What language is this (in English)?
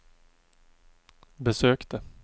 Swedish